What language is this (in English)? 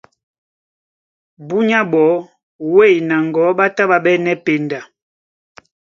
Duala